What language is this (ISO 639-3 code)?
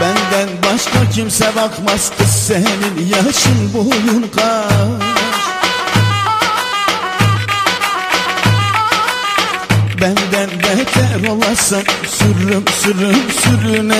ara